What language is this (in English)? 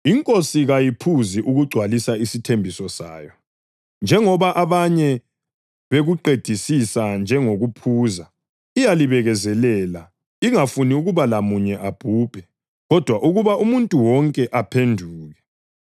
North Ndebele